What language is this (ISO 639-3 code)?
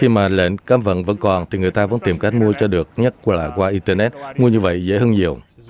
vie